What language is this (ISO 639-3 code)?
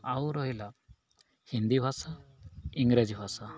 ori